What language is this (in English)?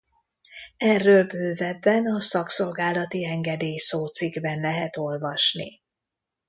Hungarian